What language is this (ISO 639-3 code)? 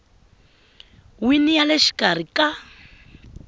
tso